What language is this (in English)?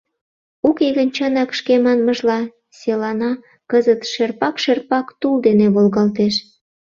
Mari